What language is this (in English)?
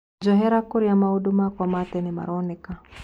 Kikuyu